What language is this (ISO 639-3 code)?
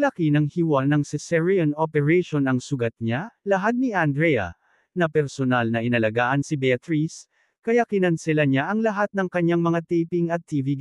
fil